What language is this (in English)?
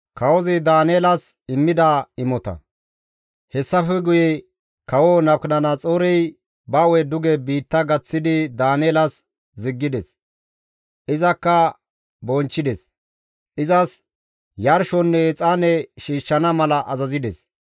Gamo